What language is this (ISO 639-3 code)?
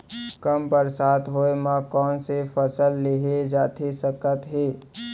hne